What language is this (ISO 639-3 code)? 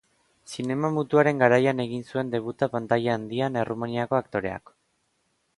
eus